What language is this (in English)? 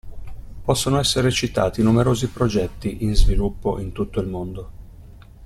Italian